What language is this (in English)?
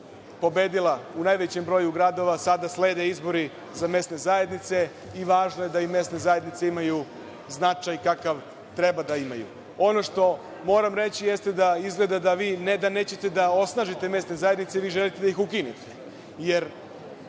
Serbian